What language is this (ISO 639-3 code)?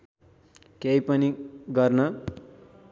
nep